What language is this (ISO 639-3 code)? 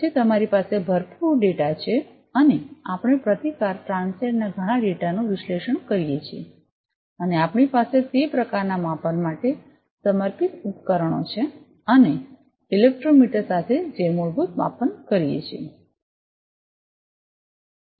guj